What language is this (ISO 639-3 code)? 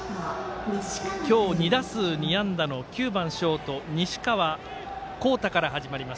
jpn